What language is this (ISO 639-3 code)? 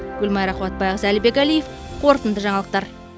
kaz